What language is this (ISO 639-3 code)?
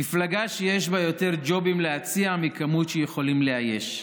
heb